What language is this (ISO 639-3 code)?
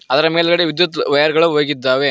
kan